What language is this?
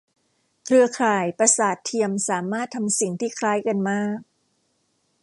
Thai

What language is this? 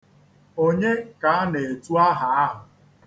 Igbo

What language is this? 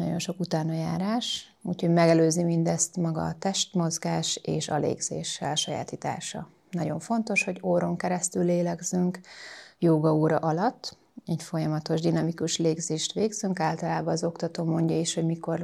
Hungarian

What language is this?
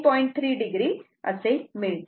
Marathi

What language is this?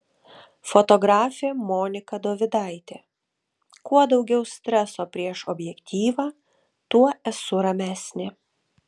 Lithuanian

